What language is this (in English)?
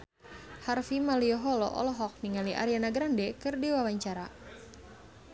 Sundanese